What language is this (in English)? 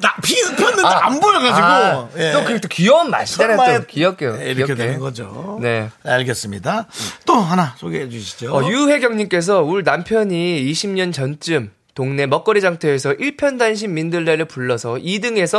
Korean